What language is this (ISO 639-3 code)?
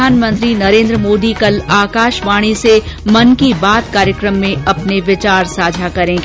hin